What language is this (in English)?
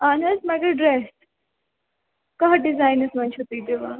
Kashmiri